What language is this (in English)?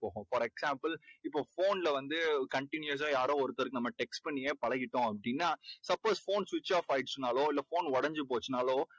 Tamil